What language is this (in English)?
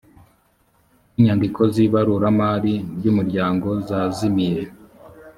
Kinyarwanda